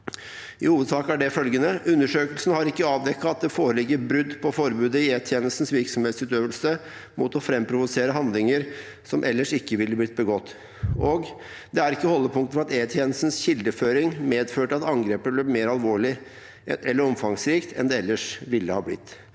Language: Norwegian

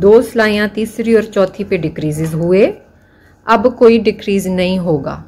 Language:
Hindi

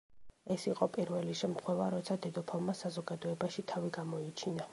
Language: Georgian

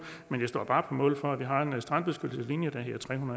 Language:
Danish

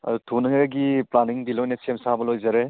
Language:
Manipuri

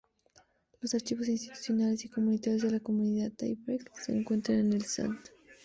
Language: Spanish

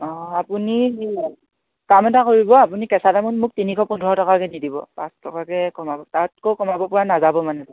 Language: Assamese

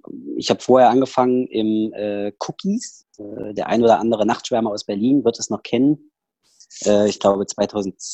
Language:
German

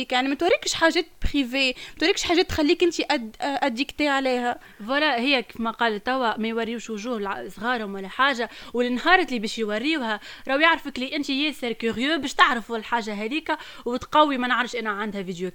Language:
Arabic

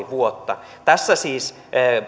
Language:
Finnish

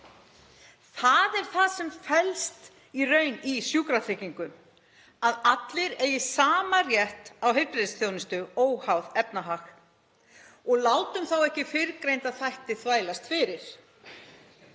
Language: Icelandic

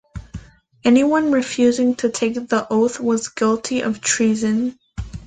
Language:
English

